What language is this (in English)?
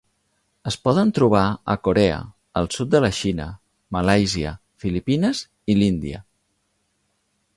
Catalan